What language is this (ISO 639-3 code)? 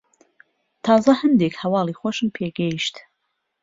ckb